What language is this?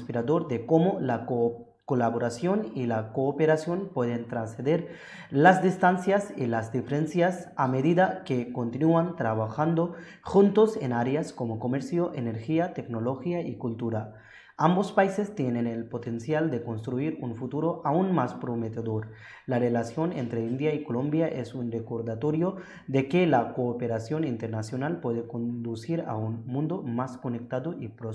Spanish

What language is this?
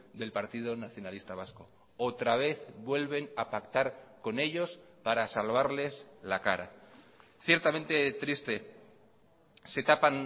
Spanish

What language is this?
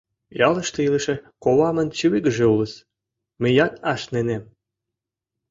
Mari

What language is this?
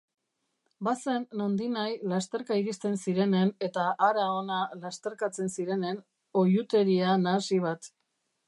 Basque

